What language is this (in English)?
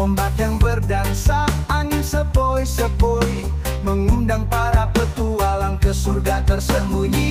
Indonesian